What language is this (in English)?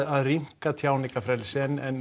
Icelandic